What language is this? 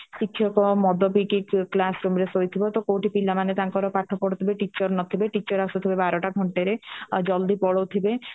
Odia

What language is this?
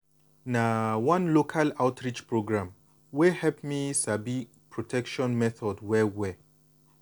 Nigerian Pidgin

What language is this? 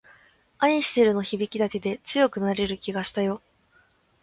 Japanese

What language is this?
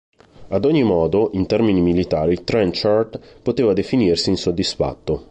Italian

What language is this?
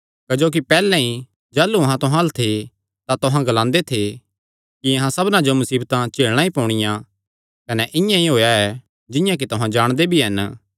Kangri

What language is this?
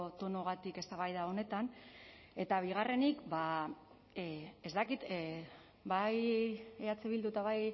Basque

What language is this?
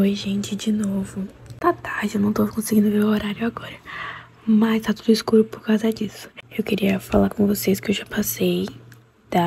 Portuguese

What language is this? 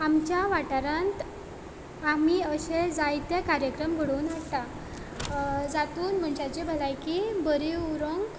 Konkani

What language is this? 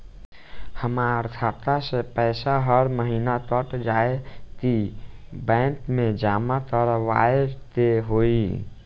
Bhojpuri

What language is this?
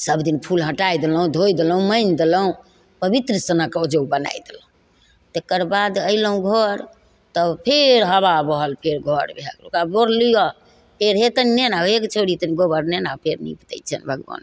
Maithili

